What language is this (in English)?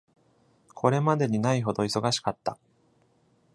Japanese